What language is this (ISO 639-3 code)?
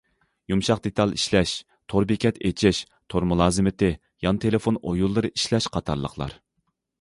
uig